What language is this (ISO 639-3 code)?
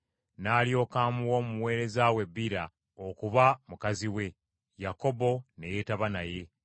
lug